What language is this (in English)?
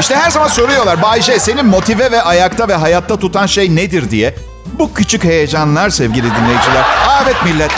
Turkish